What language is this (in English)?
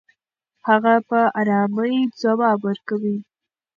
Pashto